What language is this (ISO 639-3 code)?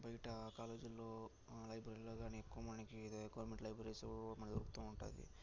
tel